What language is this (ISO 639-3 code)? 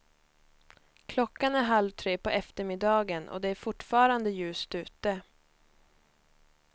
swe